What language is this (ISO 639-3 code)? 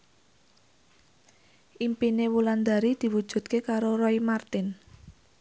jav